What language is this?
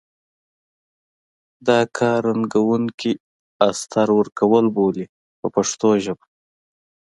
Pashto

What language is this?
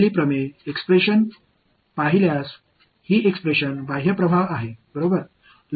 Tamil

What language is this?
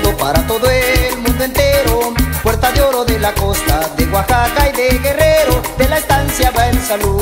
Spanish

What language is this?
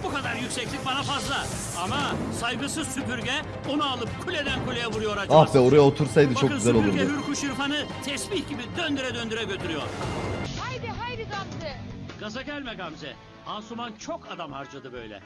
Turkish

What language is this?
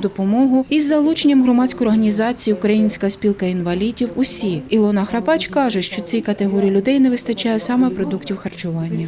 Ukrainian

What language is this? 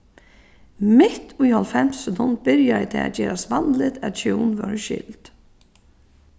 Faroese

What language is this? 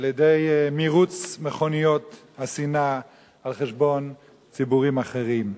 Hebrew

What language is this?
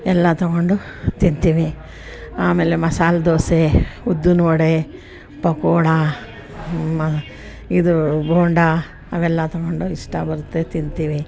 Kannada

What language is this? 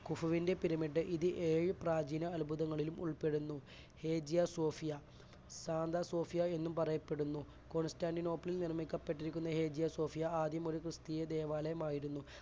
Malayalam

